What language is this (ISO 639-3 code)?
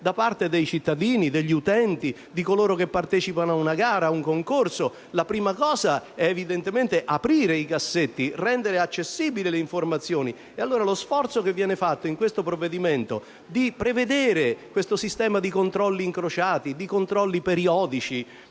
ita